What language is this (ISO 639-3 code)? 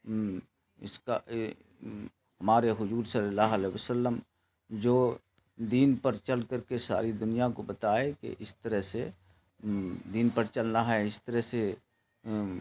urd